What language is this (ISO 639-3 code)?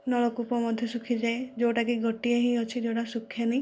ori